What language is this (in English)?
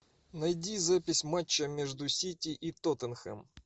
Russian